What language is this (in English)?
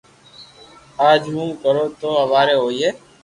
Loarki